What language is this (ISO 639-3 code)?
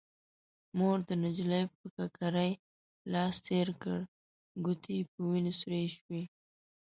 pus